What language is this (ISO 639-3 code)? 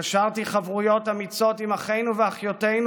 heb